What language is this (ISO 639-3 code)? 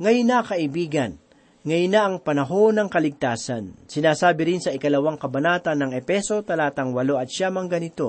fil